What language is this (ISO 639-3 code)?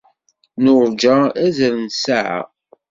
kab